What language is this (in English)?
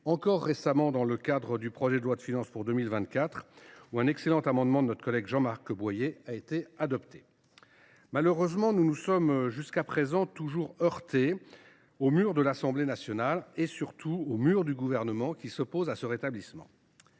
French